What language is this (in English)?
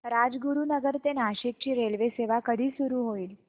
Marathi